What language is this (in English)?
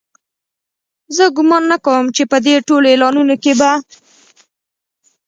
Pashto